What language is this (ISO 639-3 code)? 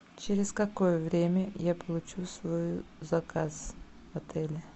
rus